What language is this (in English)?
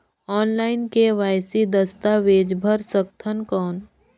Chhattisgarhi